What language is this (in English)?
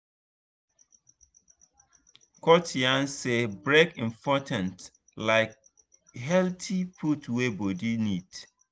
Nigerian Pidgin